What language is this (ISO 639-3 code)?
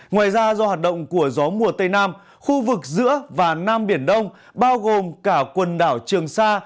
vie